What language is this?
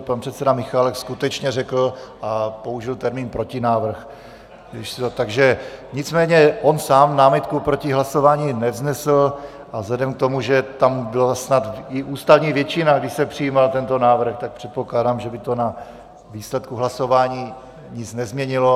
Czech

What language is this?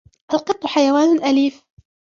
Arabic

